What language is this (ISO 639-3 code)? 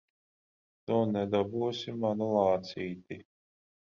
lav